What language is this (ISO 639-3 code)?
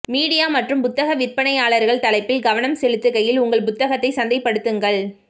tam